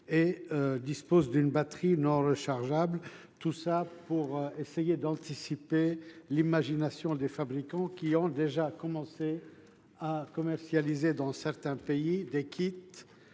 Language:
French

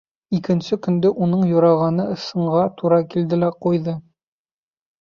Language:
Bashkir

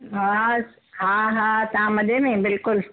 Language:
Sindhi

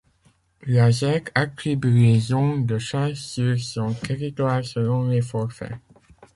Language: French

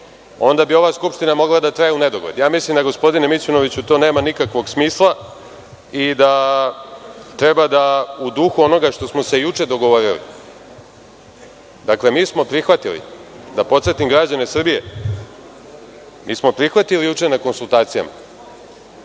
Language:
Serbian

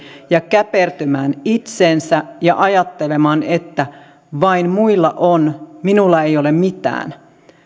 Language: Finnish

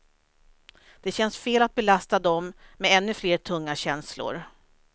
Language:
Swedish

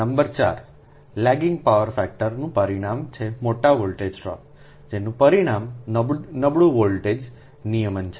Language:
Gujarati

